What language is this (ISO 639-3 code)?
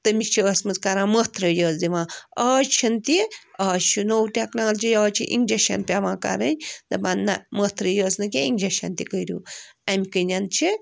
kas